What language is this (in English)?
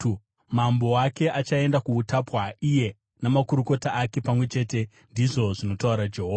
Shona